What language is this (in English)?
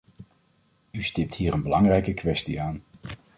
Dutch